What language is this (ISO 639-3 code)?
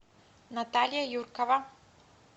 rus